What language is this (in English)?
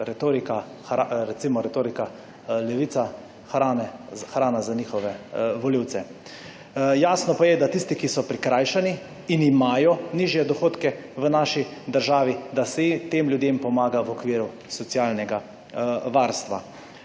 Slovenian